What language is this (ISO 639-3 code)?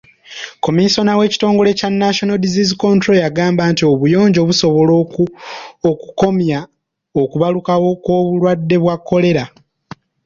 lug